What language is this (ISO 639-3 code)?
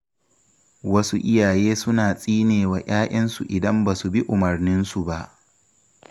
hau